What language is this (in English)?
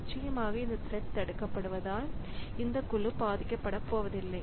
Tamil